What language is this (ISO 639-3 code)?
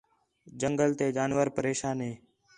xhe